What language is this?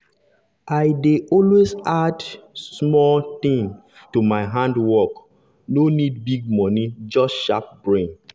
Nigerian Pidgin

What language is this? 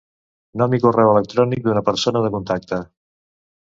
Catalan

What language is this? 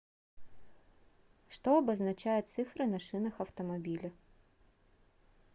Russian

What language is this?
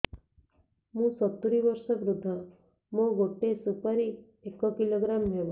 Odia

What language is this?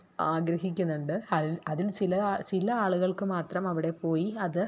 Malayalam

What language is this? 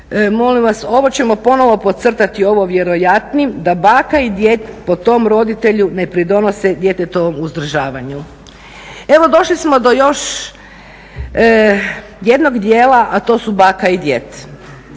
Croatian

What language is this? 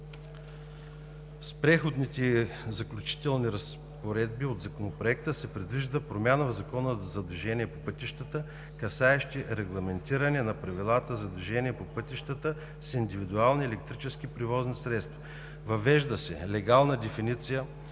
Bulgarian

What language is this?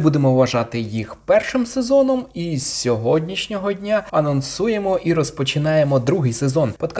Ukrainian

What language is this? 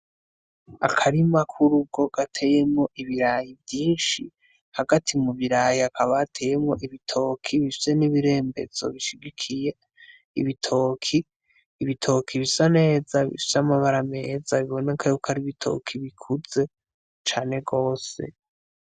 Rundi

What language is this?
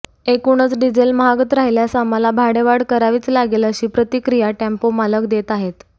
Marathi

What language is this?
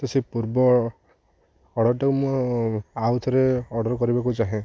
Odia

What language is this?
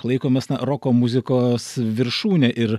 Lithuanian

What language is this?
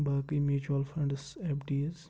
Kashmiri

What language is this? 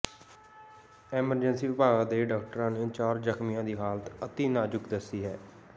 Punjabi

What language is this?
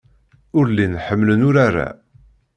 Kabyle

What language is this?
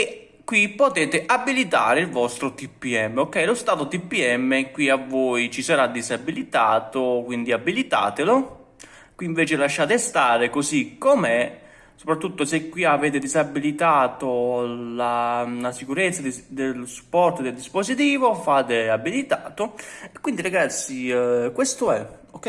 Italian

